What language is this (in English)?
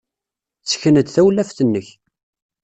Kabyle